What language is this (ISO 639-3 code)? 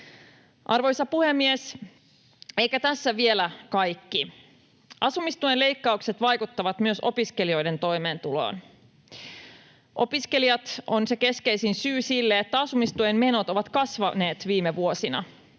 fin